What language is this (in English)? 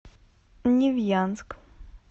Russian